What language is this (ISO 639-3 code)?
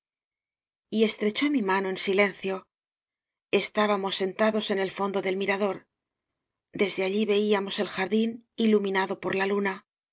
spa